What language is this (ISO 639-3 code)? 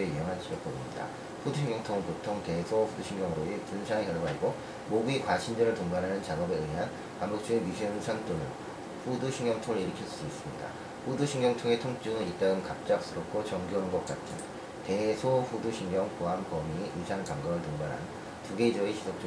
kor